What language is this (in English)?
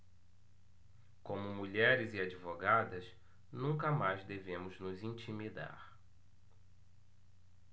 Portuguese